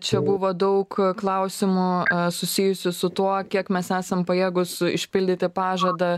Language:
Lithuanian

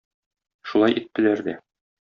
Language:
Tatar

